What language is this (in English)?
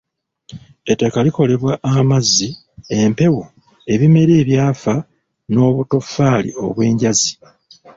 Ganda